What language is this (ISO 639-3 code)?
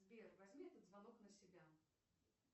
rus